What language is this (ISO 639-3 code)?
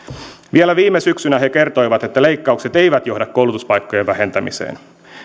fin